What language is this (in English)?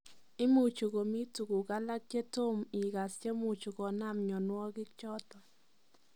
Kalenjin